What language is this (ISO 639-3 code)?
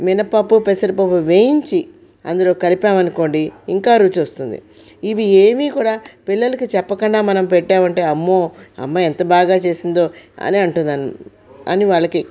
tel